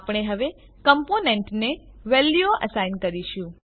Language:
Gujarati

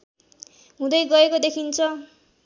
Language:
Nepali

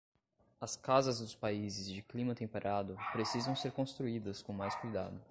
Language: Portuguese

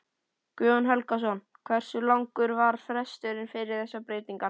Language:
Icelandic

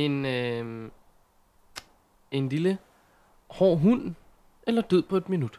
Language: Danish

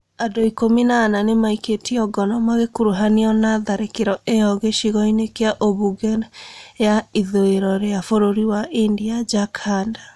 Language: Kikuyu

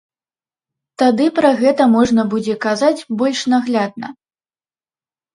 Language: Belarusian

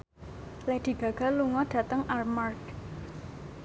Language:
Javanese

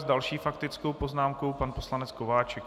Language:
Czech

